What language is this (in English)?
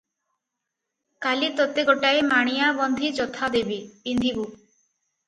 Odia